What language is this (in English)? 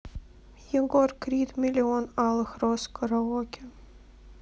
Russian